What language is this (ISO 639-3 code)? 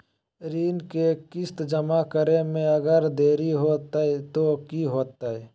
mag